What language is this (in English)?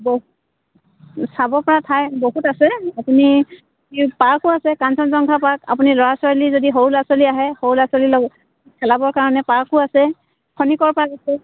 Assamese